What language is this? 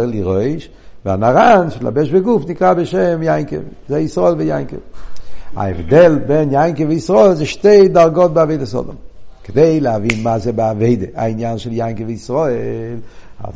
Hebrew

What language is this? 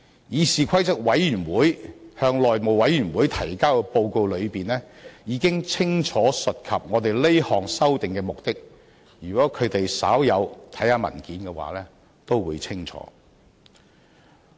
Cantonese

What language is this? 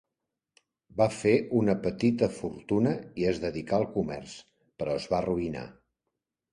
Catalan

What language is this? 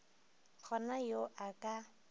Northern Sotho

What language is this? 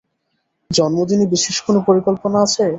Bangla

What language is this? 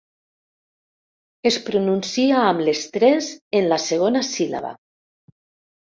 Catalan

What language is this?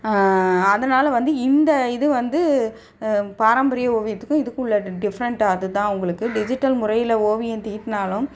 Tamil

